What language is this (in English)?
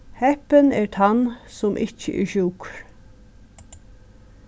Faroese